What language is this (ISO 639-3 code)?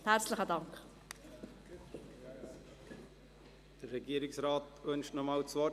gsw